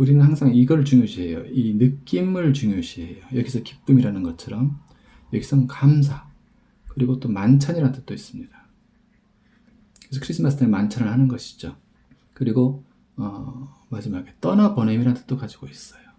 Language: Korean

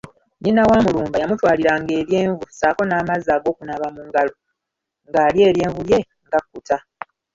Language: Ganda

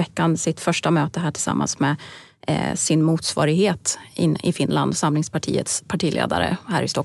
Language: Swedish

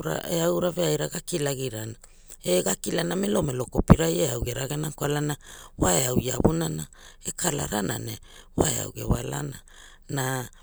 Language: Hula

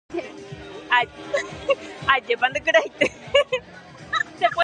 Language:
Guarani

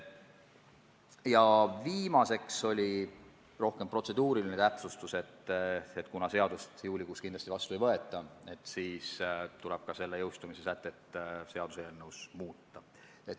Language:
Estonian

